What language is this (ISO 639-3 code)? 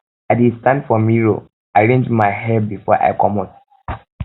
pcm